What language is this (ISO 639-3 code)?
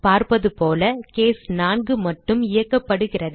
tam